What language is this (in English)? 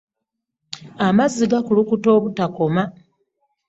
Ganda